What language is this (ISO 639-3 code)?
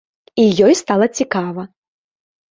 bel